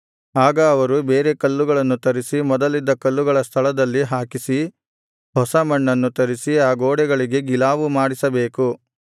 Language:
Kannada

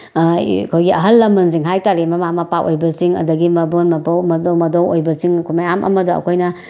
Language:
Manipuri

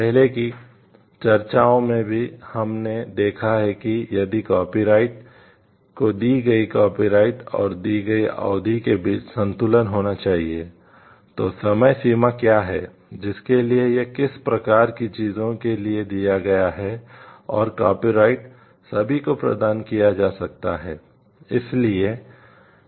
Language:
Hindi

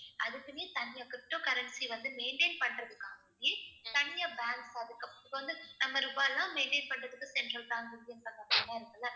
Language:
Tamil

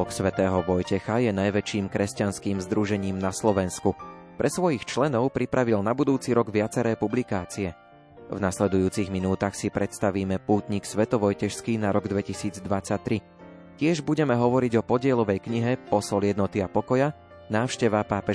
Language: Slovak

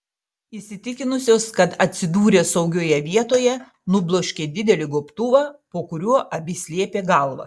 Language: Lithuanian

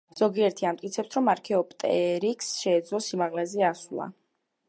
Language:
Georgian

